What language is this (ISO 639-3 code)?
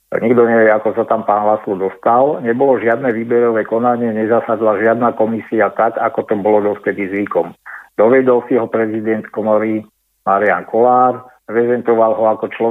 slk